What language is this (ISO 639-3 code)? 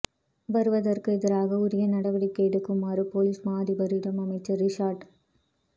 tam